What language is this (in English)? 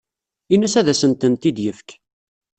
Kabyle